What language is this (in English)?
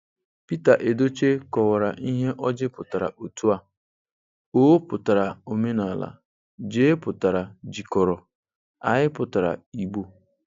Igbo